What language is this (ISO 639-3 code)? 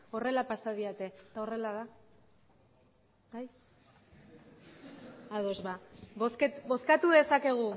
eus